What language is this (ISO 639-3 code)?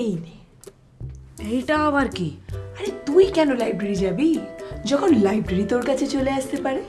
jpn